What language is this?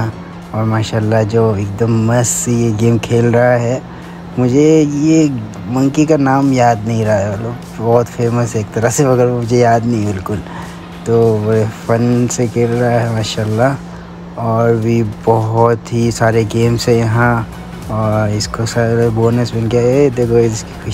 Hindi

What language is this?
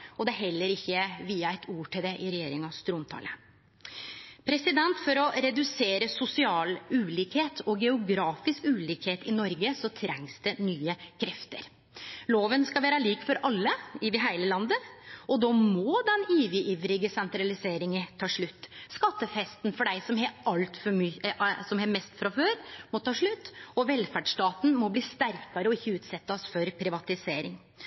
Norwegian Nynorsk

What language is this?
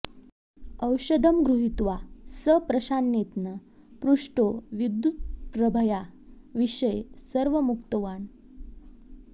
Sanskrit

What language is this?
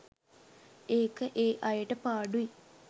Sinhala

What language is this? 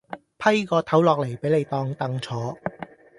Cantonese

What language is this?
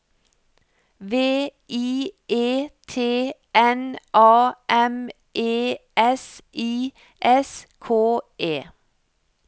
Norwegian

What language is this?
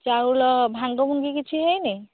Odia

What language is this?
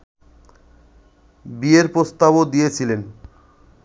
Bangla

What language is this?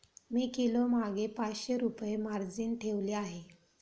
Marathi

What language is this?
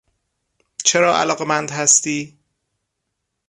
Persian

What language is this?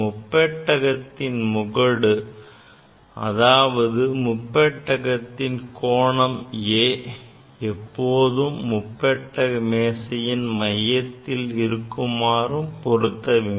Tamil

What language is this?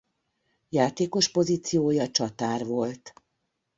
Hungarian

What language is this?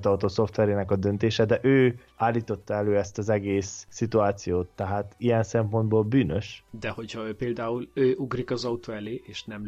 Hungarian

